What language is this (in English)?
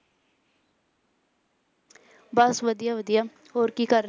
Punjabi